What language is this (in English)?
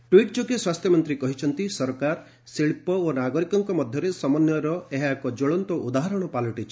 Odia